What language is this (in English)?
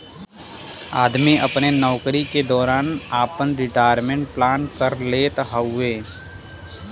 Bhojpuri